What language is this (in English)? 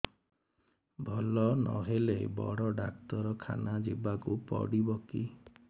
Odia